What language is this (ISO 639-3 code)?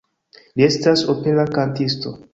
epo